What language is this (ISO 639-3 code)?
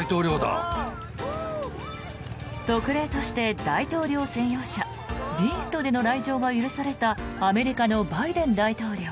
jpn